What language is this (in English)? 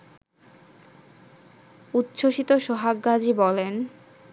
Bangla